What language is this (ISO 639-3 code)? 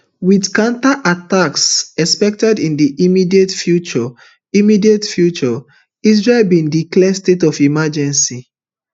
pcm